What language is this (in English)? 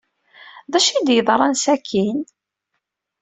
Kabyle